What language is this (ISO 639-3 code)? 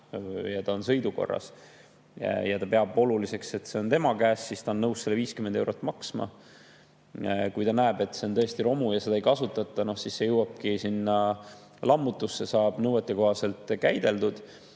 est